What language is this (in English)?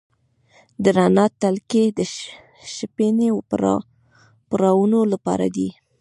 Pashto